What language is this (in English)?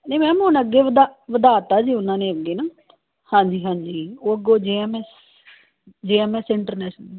Punjabi